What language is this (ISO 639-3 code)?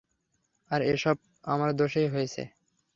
ben